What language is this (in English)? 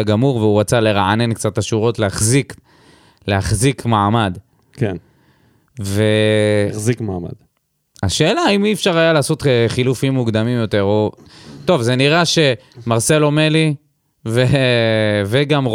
Hebrew